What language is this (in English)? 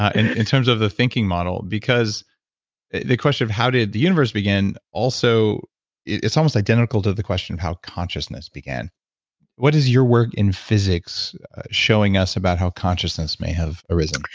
English